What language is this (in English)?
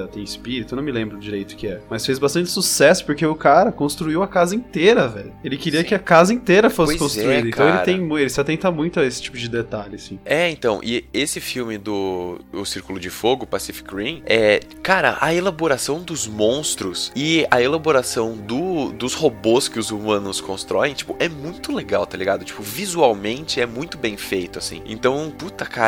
Portuguese